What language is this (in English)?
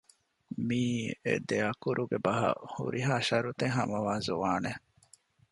Divehi